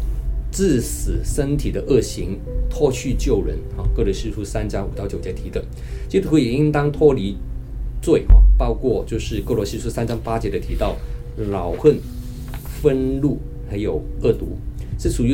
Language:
Chinese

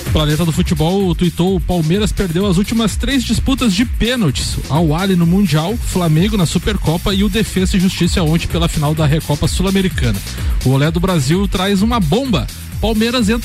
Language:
Portuguese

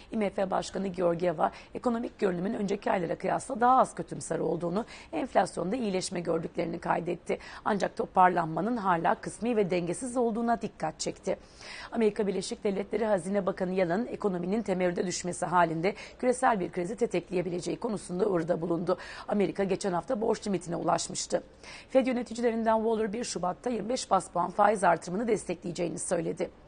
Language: Turkish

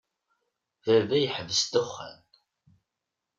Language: Kabyle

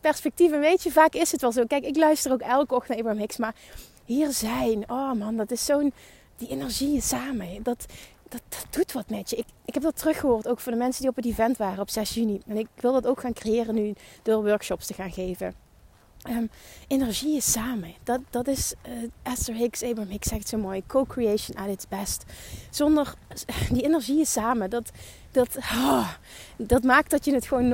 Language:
Dutch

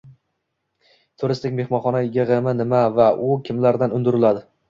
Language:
Uzbek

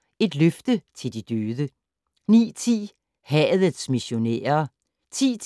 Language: Danish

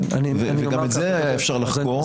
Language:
Hebrew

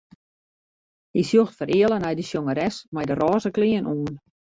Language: Western Frisian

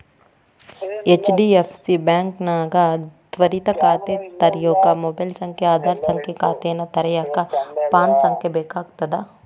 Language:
Kannada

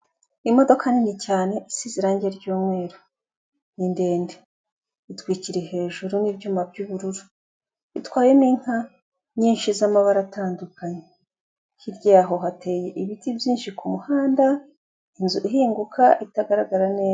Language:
Kinyarwanda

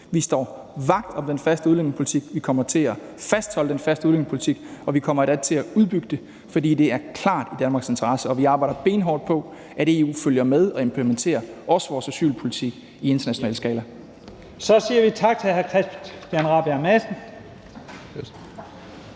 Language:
Danish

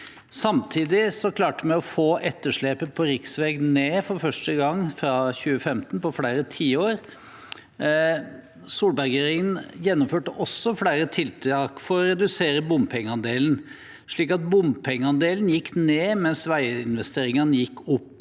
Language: Norwegian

